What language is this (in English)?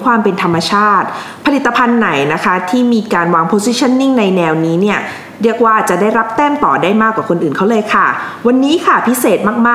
Thai